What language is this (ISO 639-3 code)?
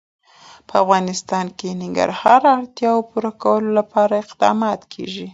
pus